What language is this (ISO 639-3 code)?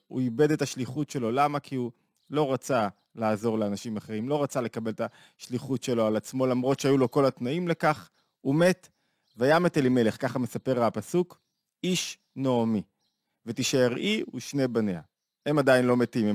heb